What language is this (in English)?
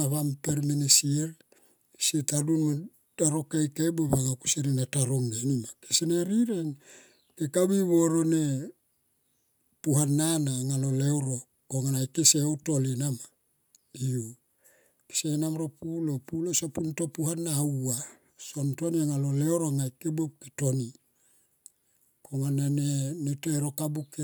Tomoip